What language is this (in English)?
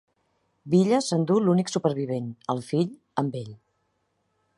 Catalan